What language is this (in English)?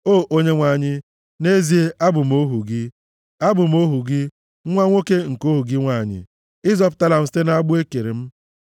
Igbo